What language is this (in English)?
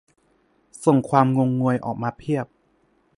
Thai